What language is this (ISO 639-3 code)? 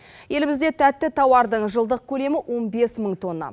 kaz